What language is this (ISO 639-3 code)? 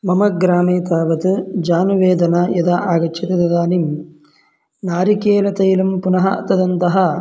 san